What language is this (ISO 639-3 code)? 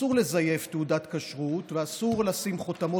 heb